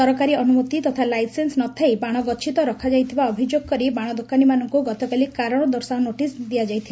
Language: Odia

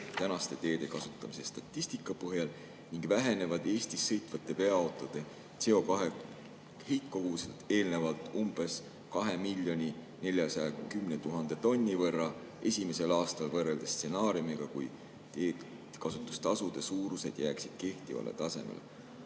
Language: Estonian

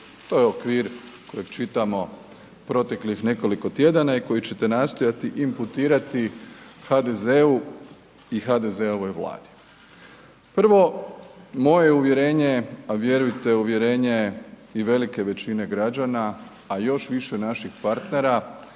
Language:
Croatian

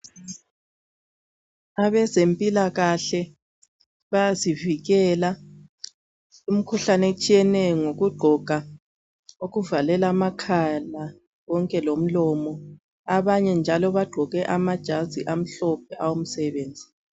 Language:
North Ndebele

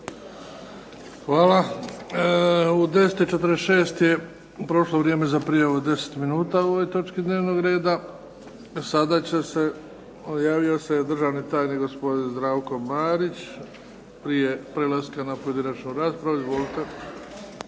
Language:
Croatian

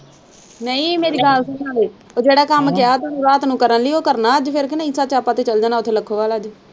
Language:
Punjabi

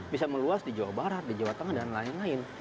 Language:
Indonesian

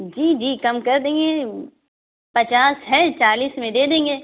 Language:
Urdu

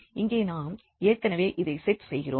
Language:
Tamil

